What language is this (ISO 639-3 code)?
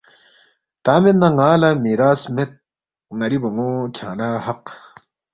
bft